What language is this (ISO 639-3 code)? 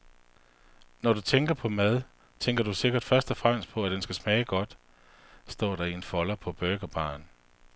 dan